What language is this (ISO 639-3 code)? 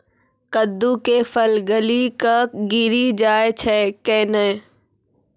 mai